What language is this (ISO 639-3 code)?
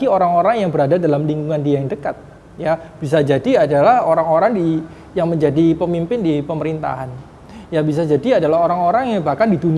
ind